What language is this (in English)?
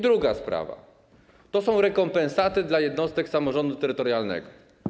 Polish